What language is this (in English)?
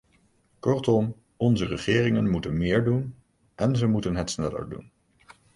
Dutch